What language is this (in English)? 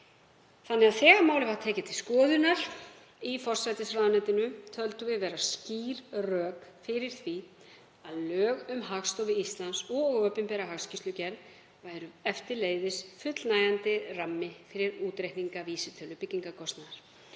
Icelandic